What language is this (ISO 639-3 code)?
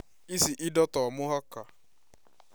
kik